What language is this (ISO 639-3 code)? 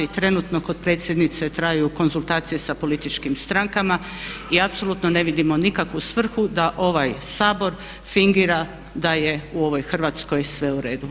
hrv